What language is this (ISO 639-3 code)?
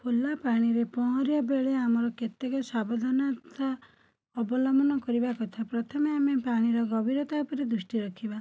ori